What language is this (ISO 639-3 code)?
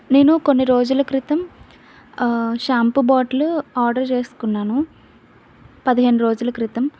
tel